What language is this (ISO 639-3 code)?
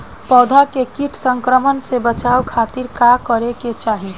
bho